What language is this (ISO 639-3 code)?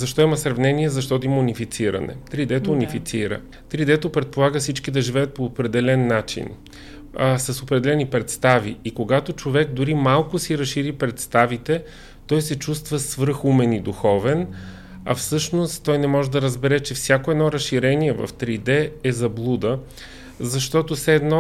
bul